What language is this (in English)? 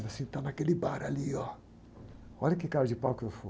Portuguese